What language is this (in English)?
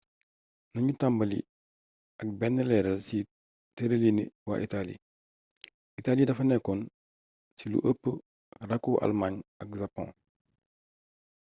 Wolof